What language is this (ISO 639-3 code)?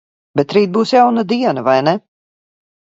lav